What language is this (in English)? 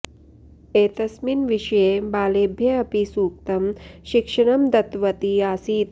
Sanskrit